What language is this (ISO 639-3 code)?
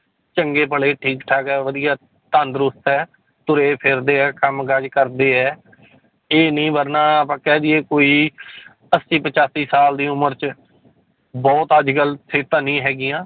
pan